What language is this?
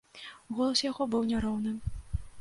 Belarusian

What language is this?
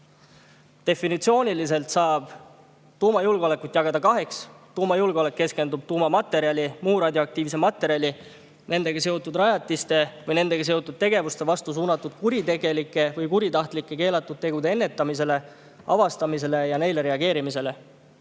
Estonian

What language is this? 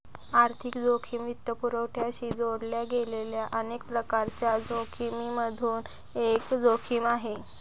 Marathi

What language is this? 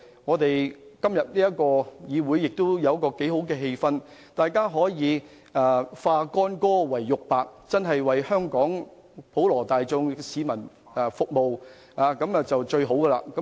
Cantonese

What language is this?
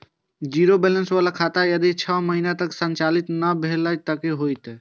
Maithili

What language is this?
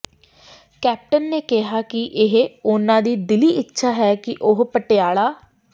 Punjabi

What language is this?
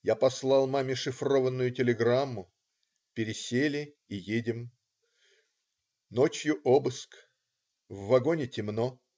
Russian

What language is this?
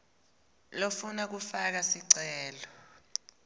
Swati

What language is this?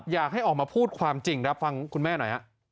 Thai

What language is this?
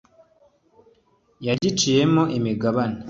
Kinyarwanda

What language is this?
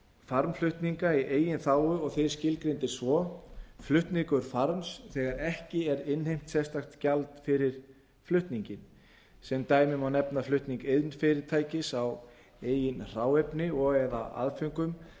Icelandic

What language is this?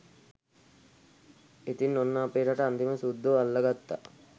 Sinhala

